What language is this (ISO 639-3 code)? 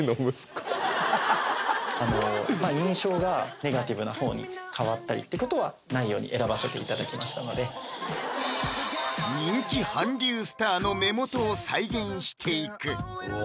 jpn